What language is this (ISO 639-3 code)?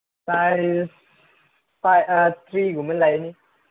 mni